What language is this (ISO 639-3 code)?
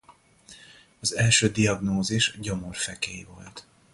hun